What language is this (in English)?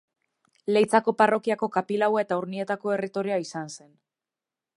Basque